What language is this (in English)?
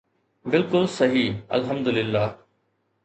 Sindhi